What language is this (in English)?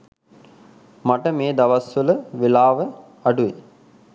Sinhala